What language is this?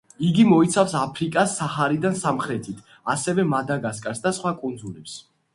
Georgian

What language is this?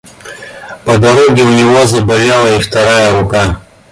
Russian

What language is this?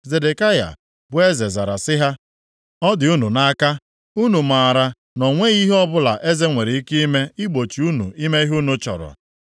Igbo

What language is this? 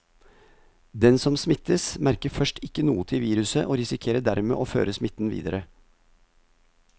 Norwegian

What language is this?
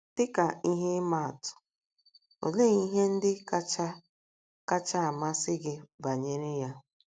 Igbo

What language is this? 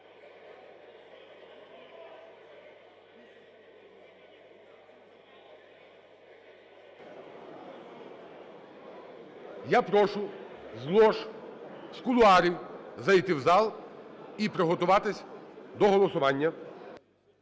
Ukrainian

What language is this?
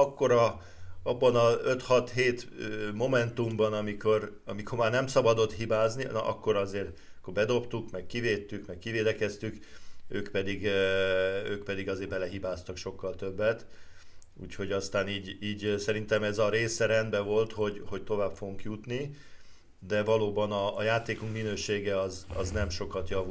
Hungarian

